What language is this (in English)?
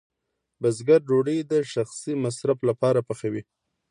Pashto